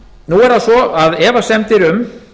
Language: Icelandic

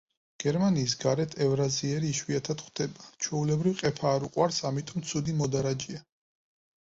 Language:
Georgian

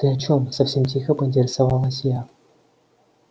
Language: Russian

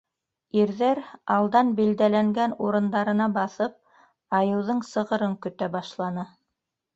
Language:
Bashkir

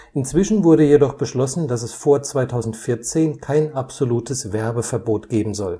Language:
German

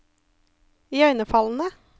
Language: Norwegian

